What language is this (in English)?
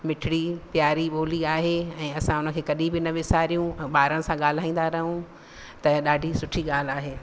Sindhi